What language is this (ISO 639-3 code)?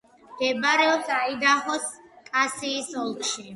kat